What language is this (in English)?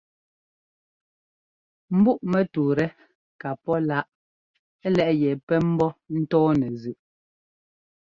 Ngomba